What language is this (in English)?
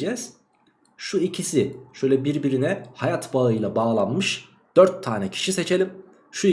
Turkish